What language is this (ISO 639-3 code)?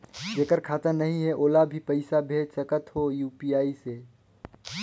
hne